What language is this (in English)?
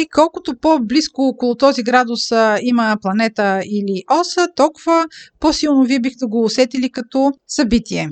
Bulgarian